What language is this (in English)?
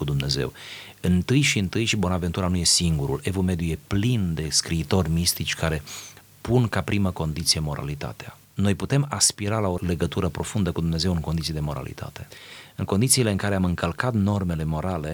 Romanian